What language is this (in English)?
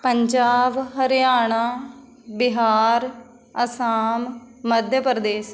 Punjabi